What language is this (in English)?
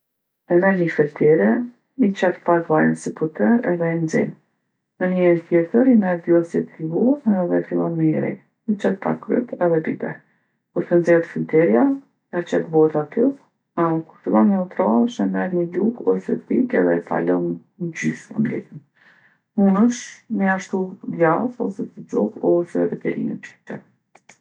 Gheg Albanian